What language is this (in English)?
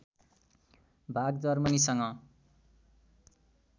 Nepali